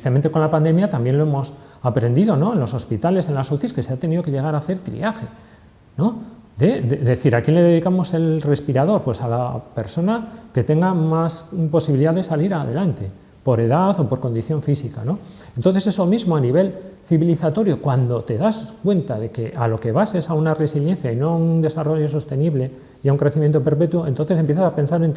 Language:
Spanish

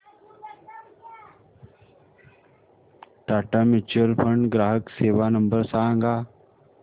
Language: Marathi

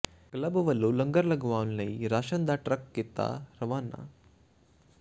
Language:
Punjabi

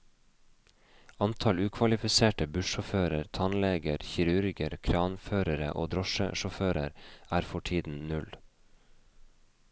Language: Norwegian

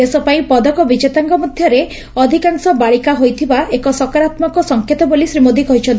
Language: Odia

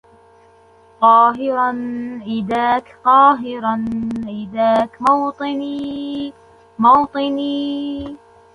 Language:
Arabic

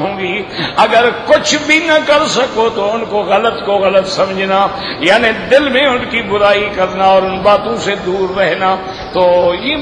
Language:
Arabic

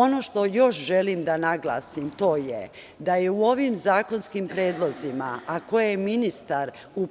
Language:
Serbian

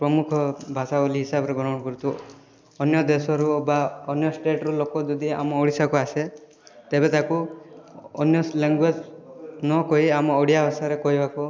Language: Odia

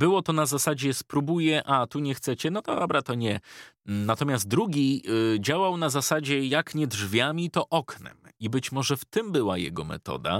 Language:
Polish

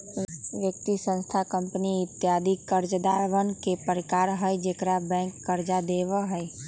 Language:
Magahi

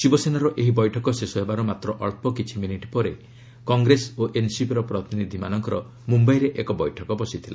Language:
Odia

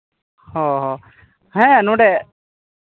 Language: Santali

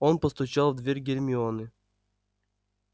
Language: Russian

